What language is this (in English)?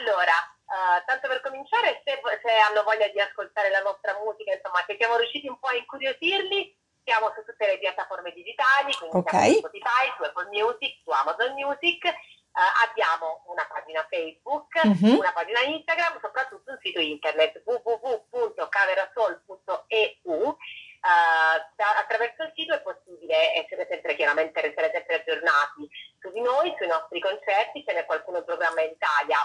Italian